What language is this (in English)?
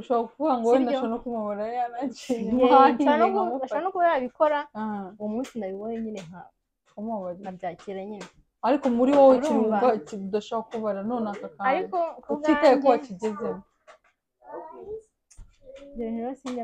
Russian